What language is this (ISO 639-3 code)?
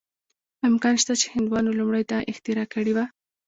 pus